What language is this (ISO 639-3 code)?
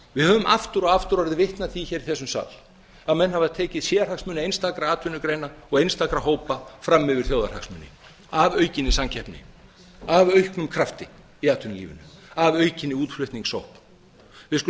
isl